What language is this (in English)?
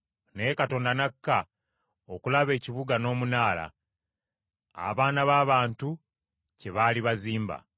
Ganda